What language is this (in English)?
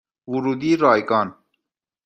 Persian